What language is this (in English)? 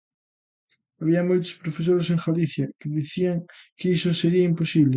Galician